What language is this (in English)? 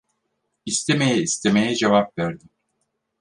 Turkish